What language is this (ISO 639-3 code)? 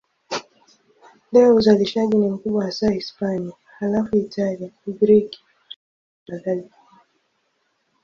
swa